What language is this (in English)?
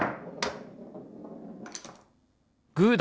Japanese